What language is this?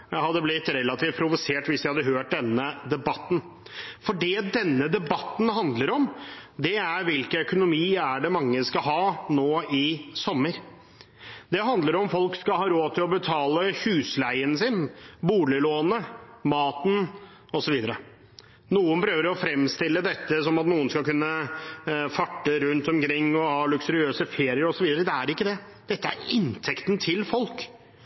Norwegian Bokmål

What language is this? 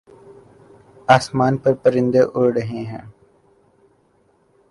Urdu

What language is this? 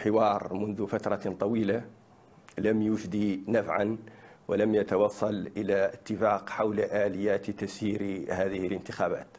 Arabic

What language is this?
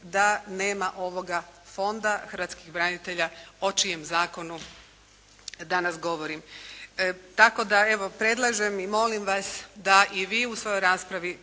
Croatian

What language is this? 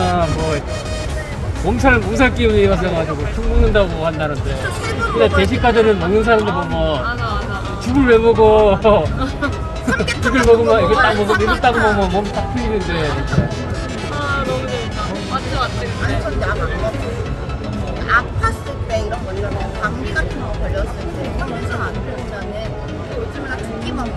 Korean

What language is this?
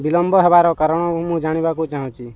Odia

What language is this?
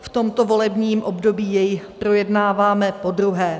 Czech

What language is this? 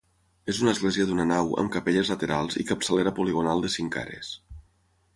Catalan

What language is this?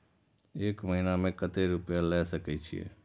Maithili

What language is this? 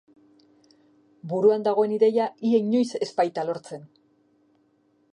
Basque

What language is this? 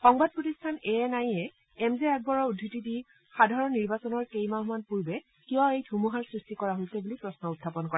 Assamese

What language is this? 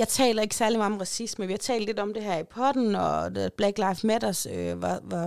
Danish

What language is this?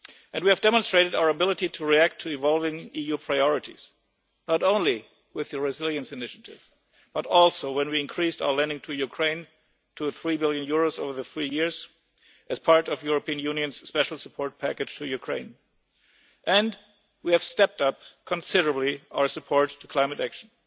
English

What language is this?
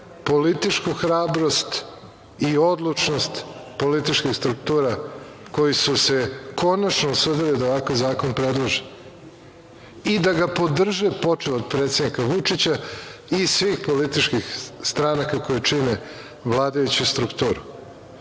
Serbian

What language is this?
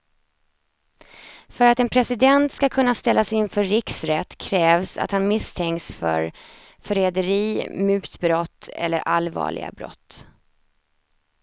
Swedish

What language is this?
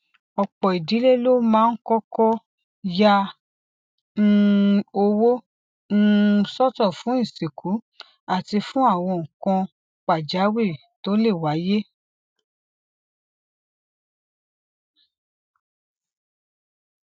Yoruba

